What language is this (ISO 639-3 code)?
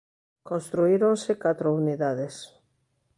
glg